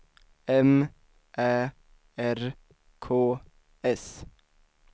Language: Swedish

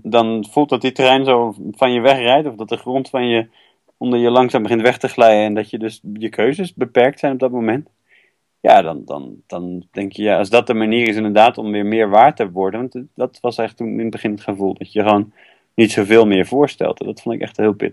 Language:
Dutch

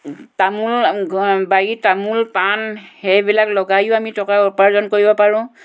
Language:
Assamese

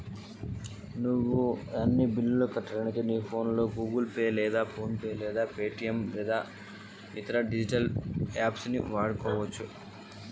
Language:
Telugu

